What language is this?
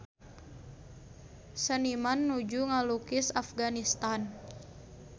Sundanese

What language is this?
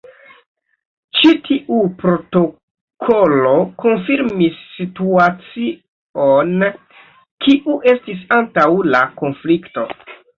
Esperanto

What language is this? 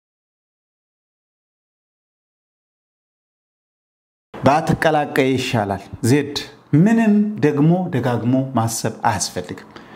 Arabic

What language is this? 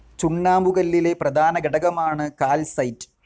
Malayalam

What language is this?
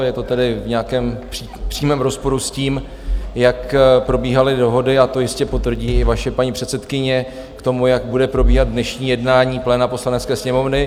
Czech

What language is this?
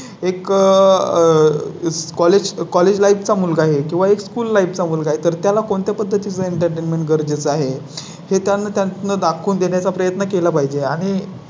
Marathi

